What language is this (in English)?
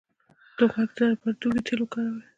Pashto